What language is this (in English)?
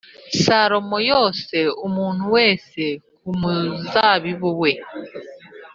Kinyarwanda